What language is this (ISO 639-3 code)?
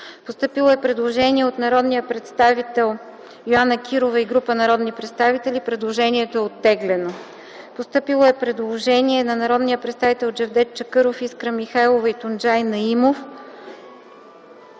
bul